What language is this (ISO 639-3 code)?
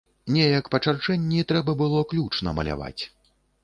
bel